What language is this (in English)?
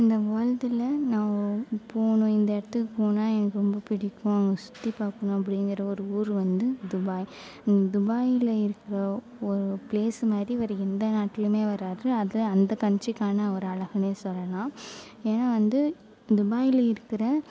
Tamil